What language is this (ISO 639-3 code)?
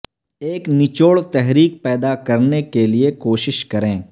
urd